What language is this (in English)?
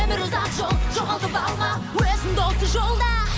Kazakh